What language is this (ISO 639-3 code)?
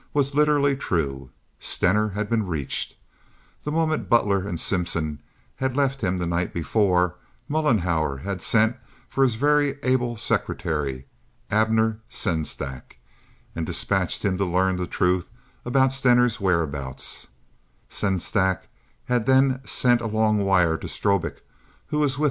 eng